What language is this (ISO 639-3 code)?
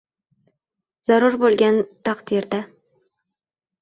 uzb